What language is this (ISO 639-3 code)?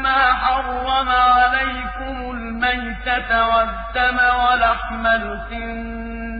ara